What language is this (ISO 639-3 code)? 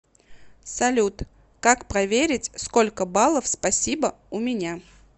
rus